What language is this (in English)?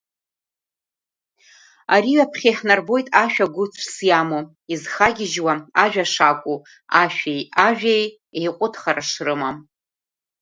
Abkhazian